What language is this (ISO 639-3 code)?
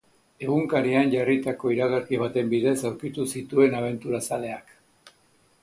eus